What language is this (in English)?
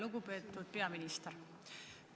Estonian